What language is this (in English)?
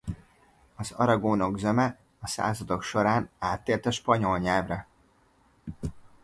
Hungarian